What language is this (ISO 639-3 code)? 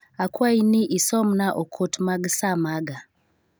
luo